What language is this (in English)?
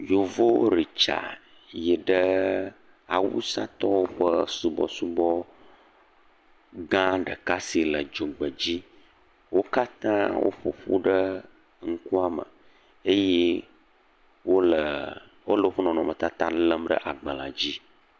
Ewe